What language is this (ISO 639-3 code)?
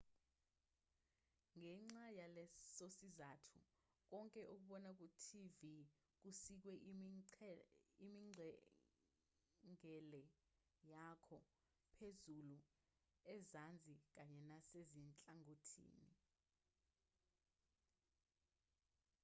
zul